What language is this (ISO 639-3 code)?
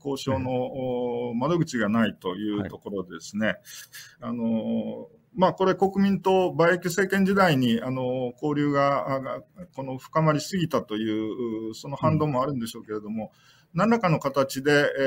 jpn